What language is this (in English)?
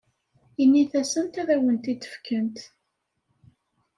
Kabyle